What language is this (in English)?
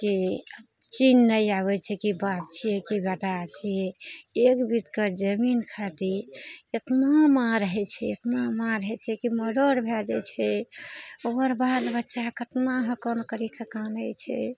Maithili